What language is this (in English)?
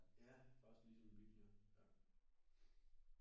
Danish